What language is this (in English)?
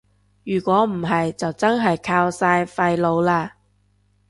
Cantonese